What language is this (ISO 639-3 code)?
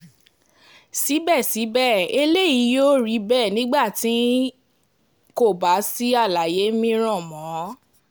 yor